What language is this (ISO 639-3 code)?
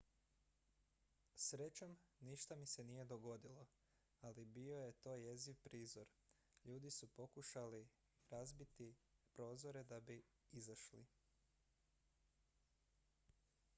hrv